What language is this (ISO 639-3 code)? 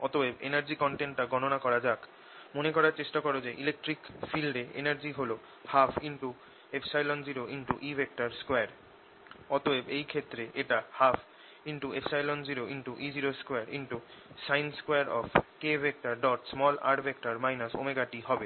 ben